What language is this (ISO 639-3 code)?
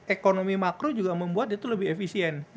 ind